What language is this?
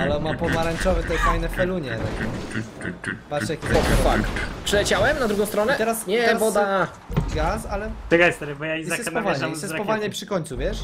Polish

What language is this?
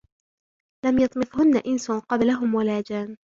Arabic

